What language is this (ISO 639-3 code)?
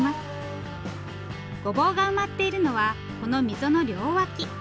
jpn